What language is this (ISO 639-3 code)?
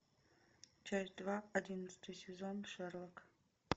rus